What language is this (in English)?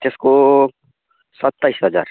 Nepali